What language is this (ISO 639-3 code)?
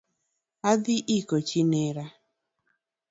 luo